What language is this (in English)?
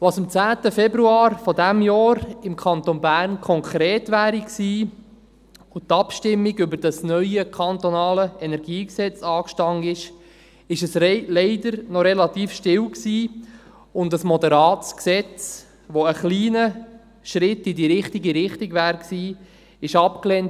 Swiss German